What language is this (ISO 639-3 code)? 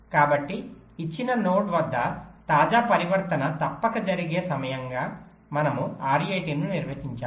tel